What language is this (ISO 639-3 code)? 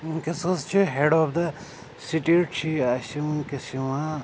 kas